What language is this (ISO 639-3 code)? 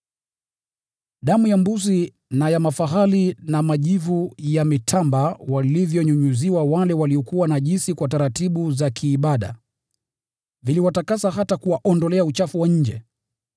swa